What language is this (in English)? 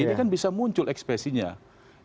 Indonesian